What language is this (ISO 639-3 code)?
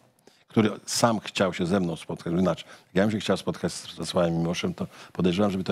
pol